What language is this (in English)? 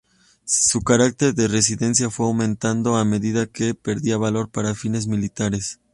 Spanish